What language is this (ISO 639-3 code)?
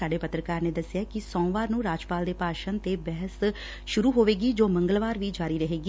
pan